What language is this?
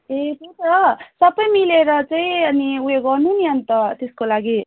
Nepali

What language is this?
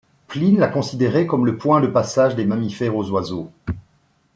French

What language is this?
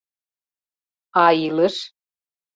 Mari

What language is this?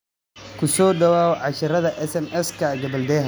Somali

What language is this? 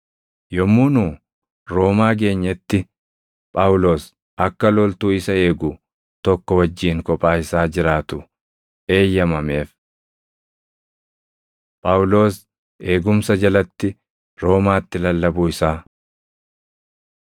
Oromo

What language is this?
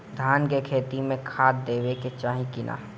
Bhojpuri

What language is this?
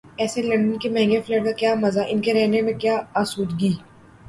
Urdu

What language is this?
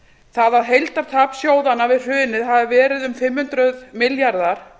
Icelandic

